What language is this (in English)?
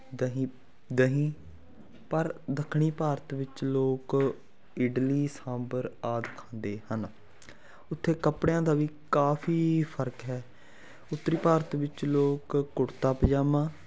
Punjabi